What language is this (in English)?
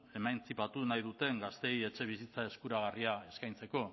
Basque